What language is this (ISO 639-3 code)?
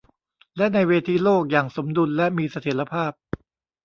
tha